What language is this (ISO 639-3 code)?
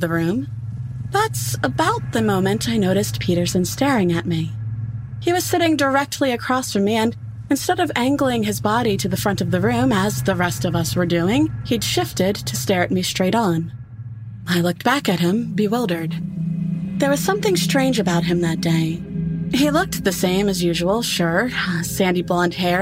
eng